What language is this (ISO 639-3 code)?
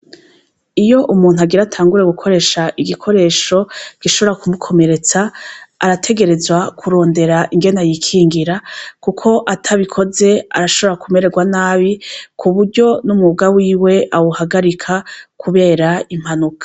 run